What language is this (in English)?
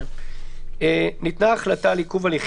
Hebrew